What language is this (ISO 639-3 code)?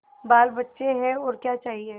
hin